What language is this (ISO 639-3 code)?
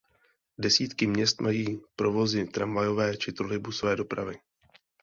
ces